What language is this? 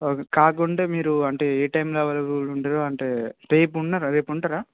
Telugu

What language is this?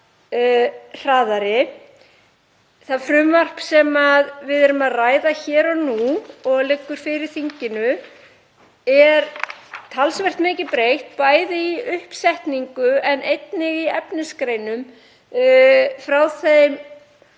Icelandic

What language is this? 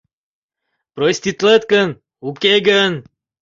Mari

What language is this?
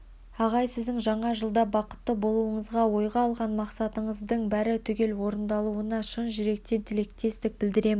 Kazakh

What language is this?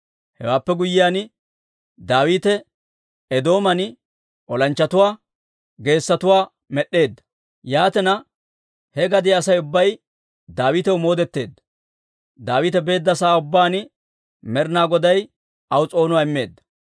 Dawro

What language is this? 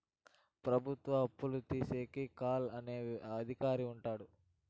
Telugu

